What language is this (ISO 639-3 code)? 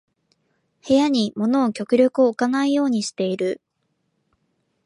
jpn